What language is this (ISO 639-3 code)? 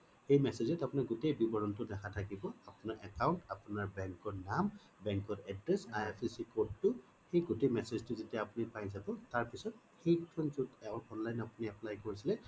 asm